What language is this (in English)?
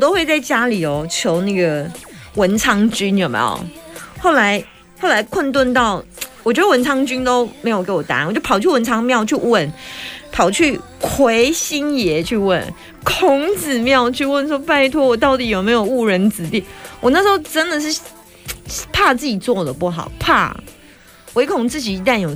Chinese